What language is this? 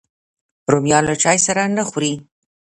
Pashto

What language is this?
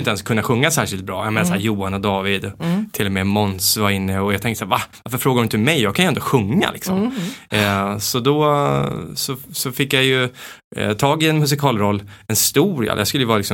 Swedish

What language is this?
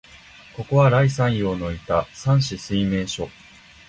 Japanese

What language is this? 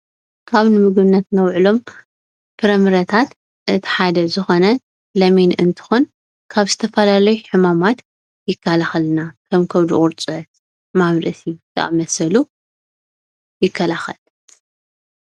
Tigrinya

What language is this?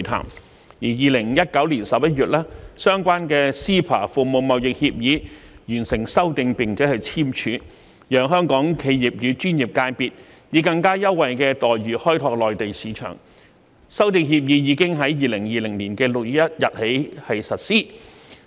Cantonese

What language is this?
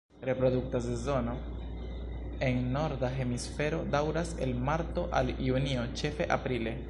Esperanto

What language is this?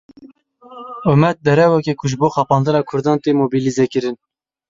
Kurdish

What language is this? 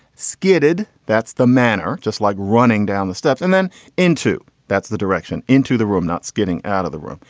English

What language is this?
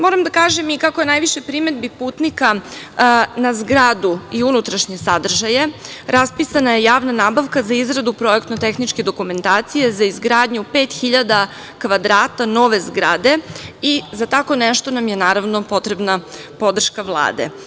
Serbian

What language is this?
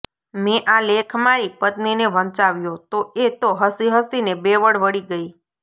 Gujarati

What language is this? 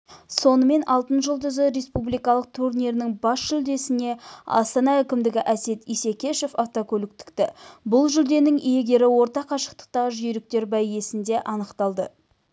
Kazakh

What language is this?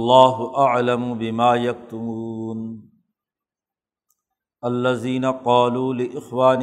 Urdu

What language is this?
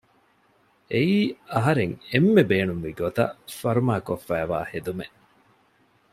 Divehi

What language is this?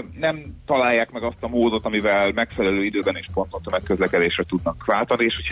Hungarian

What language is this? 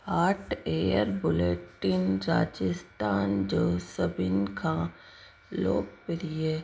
Sindhi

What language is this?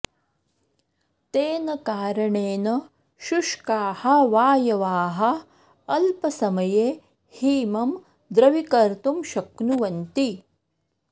Sanskrit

